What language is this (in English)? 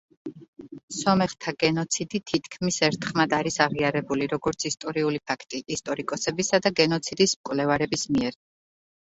Georgian